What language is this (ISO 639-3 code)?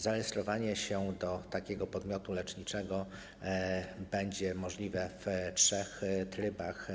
pol